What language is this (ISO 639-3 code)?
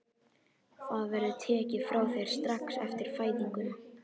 isl